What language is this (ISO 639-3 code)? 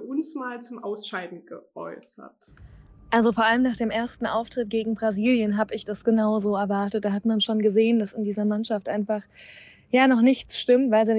deu